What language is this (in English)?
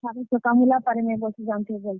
Odia